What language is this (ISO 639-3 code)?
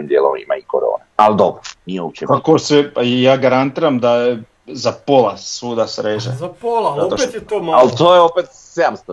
hrv